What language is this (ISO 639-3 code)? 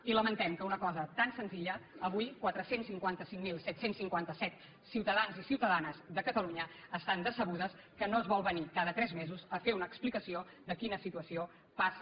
cat